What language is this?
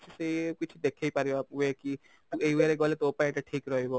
Odia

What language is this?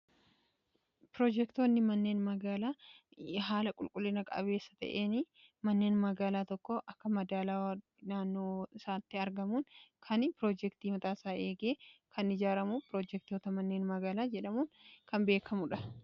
Oromo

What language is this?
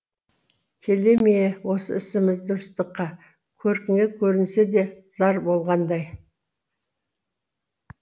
Kazakh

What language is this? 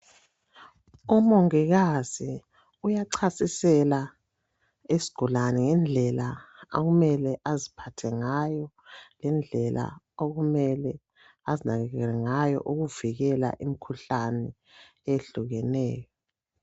North Ndebele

